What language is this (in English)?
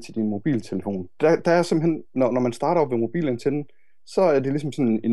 Danish